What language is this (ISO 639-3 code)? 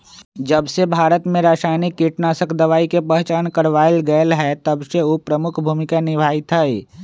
mag